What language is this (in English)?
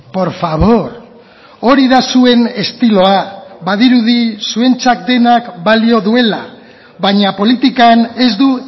Basque